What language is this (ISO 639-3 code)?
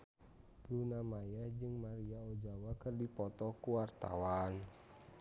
sun